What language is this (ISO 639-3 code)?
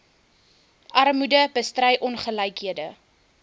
afr